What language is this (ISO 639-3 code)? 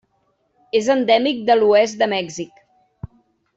cat